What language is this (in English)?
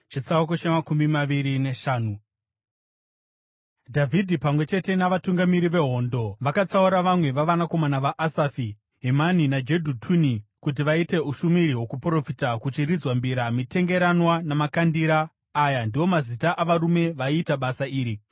Shona